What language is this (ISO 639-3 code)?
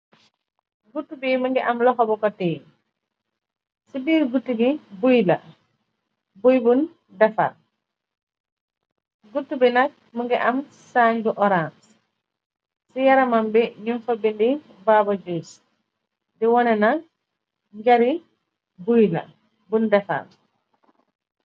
wol